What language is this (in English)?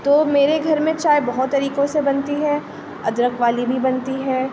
Urdu